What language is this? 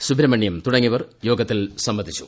Malayalam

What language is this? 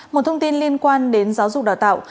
Vietnamese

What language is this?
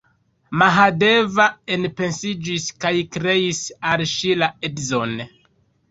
Esperanto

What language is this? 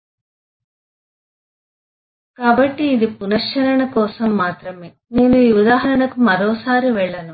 Telugu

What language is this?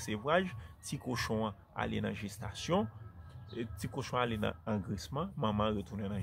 French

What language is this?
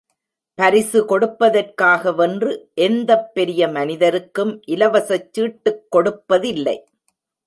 Tamil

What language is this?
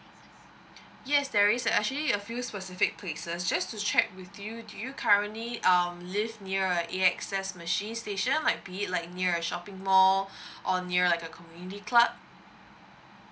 English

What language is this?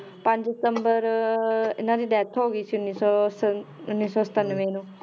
Punjabi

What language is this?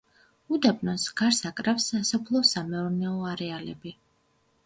Georgian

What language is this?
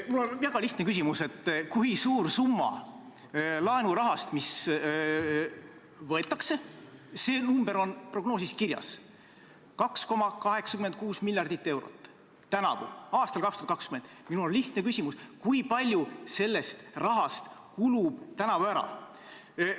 Estonian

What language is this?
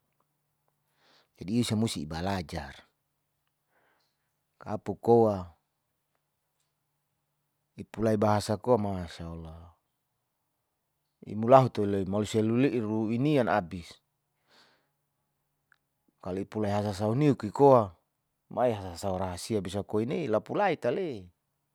Saleman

